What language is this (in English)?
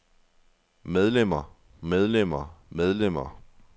Danish